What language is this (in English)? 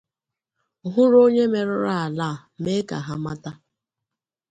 Igbo